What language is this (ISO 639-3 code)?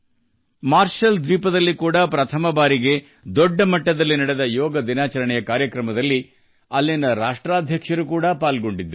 kan